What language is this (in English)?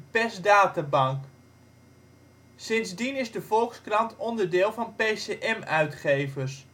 Dutch